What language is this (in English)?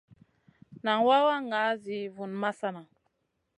Masana